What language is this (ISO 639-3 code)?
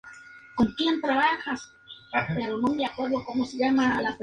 spa